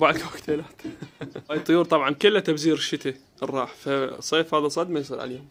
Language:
Arabic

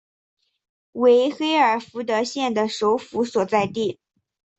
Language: Chinese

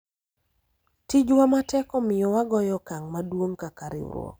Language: Luo (Kenya and Tanzania)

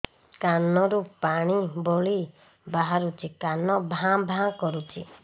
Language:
Odia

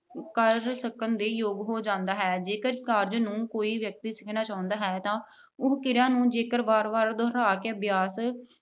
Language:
Punjabi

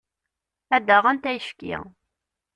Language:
Kabyle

